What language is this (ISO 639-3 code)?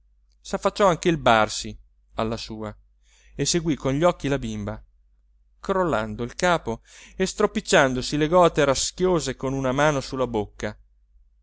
ita